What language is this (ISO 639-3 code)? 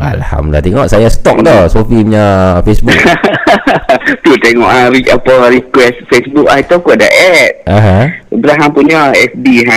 msa